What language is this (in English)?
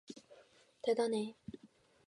Korean